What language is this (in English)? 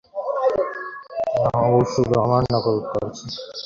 Bangla